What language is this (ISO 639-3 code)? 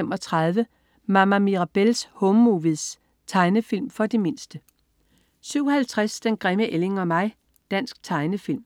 dan